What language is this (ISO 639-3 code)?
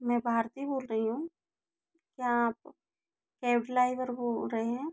hin